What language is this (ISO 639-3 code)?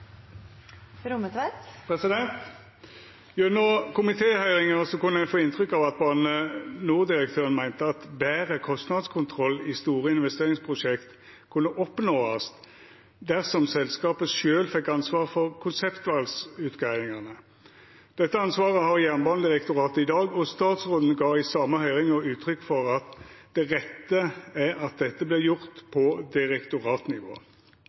nno